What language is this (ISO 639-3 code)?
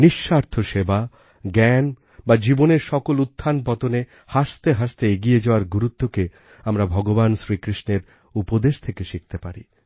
ben